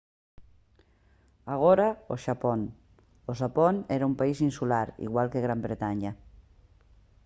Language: Galician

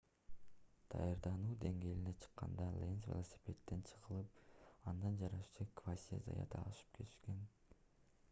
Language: Kyrgyz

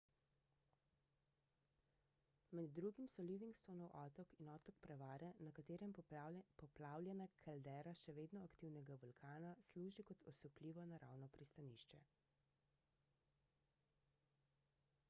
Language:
Slovenian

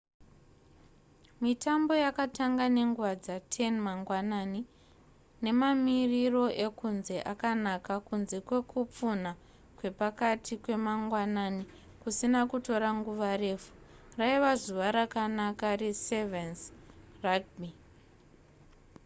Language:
Shona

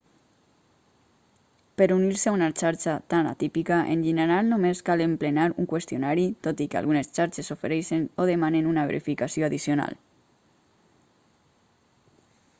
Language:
Catalan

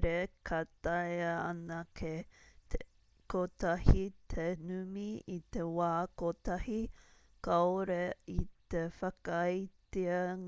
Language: Māori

